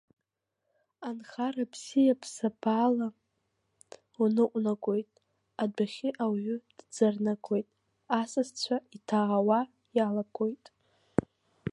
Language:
Abkhazian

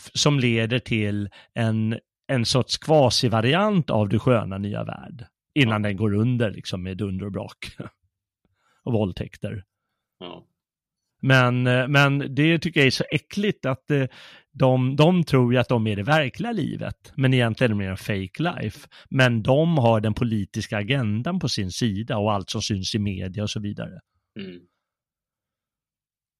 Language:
Swedish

